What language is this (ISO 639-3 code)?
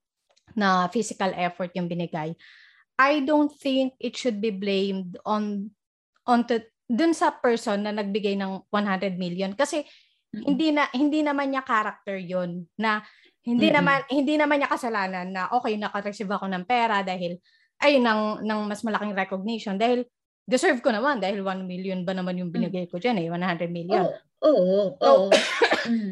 fil